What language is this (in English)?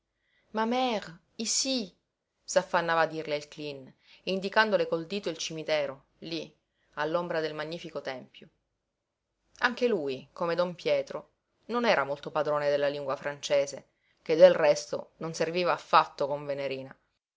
Italian